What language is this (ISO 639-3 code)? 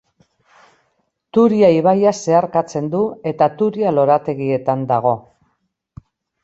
eus